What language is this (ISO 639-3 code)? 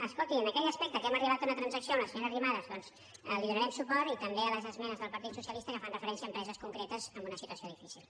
cat